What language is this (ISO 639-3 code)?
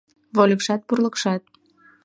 chm